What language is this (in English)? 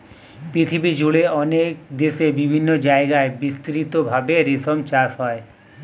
Bangla